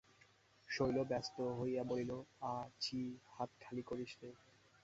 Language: Bangla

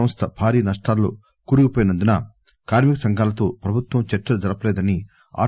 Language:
Telugu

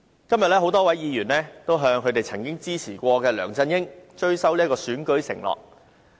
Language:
Cantonese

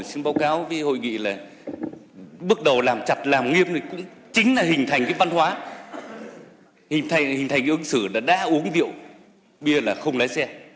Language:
Vietnamese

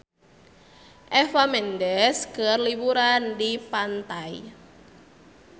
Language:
Sundanese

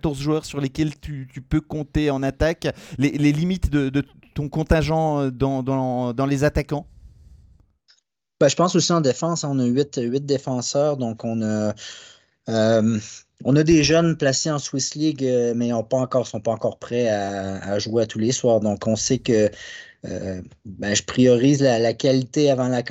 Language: French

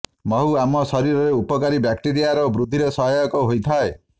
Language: Odia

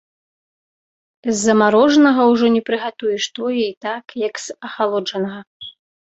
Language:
Belarusian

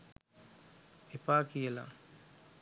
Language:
Sinhala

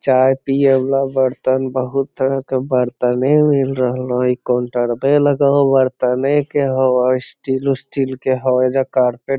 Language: Magahi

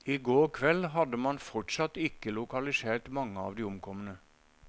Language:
Norwegian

